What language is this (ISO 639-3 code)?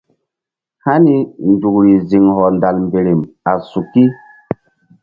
mdd